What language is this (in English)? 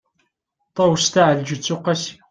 Kabyle